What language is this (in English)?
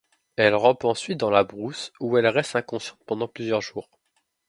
French